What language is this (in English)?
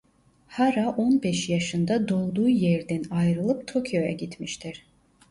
Turkish